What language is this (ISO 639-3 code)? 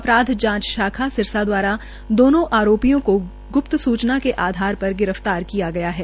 hin